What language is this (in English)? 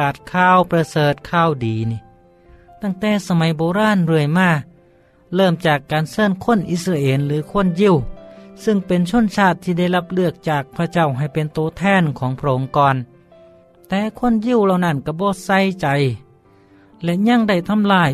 Thai